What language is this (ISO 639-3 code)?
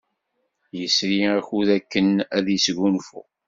kab